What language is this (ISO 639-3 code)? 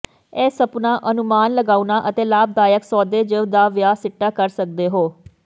pan